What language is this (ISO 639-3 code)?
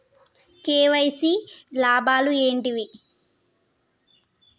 tel